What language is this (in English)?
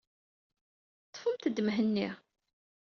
Kabyle